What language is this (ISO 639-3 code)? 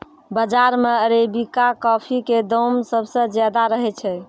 mai